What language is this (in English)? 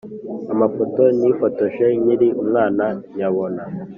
Kinyarwanda